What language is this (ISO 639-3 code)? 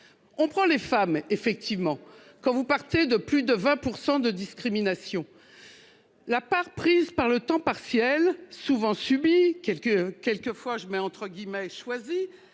fra